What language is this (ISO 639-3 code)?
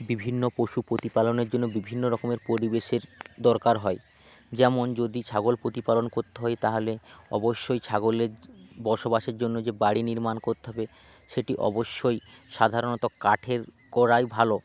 ben